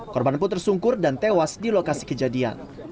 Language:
Indonesian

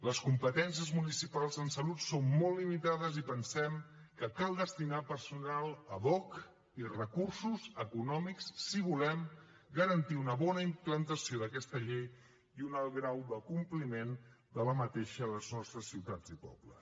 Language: Catalan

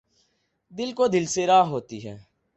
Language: Urdu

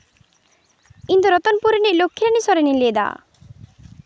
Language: Santali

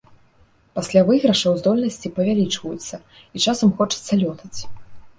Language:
Belarusian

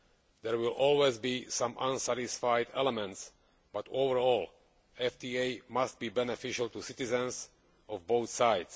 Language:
English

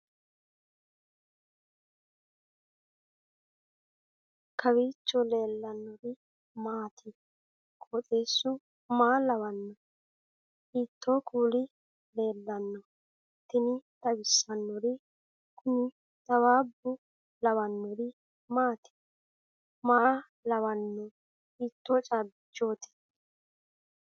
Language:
Sidamo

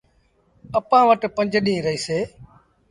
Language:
Sindhi Bhil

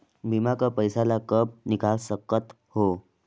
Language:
Chhattisgarhi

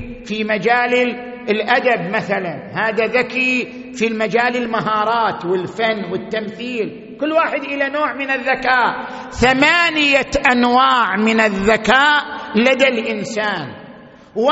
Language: Arabic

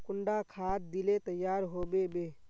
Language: Magahi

